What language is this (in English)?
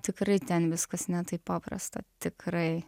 Lithuanian